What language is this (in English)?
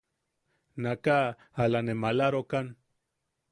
Yaqui